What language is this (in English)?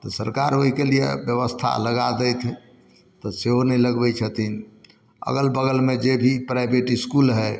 Maithili